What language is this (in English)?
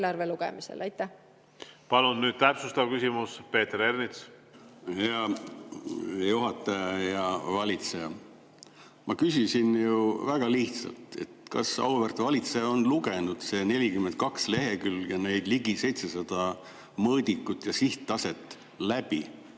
Estonian